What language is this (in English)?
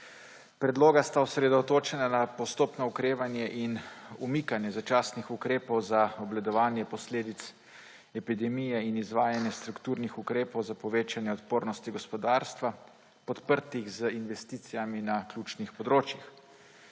Slovenian